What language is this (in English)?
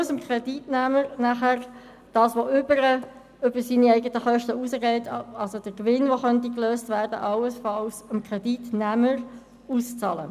Swiss German